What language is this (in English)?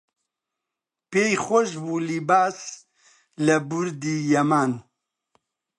Central Kurdish